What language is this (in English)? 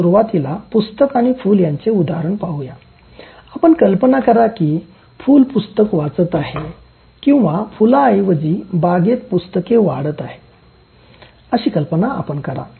Marathi